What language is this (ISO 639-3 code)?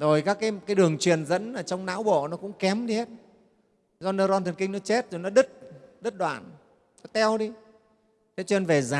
vie